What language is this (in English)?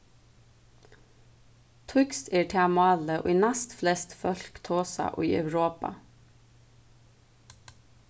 Faroese